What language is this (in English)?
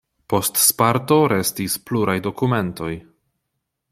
Esperanto